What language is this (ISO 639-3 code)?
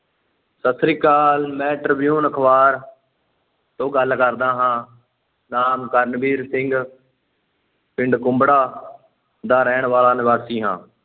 pan